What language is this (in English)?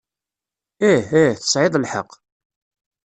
Kabyle